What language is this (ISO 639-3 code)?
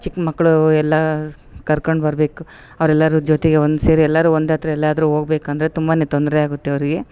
kan